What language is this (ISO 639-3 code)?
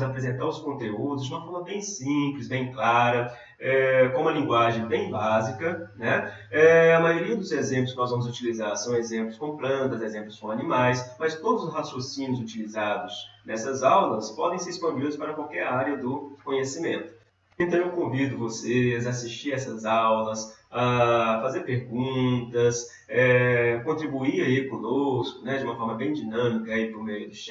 por